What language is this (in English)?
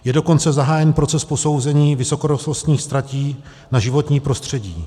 Czech